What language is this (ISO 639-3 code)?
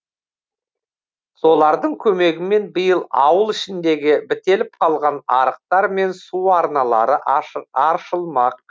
kaz